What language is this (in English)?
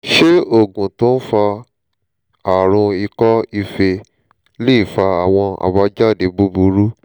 Yoruba